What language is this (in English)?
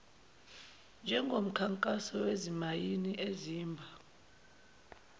Zulu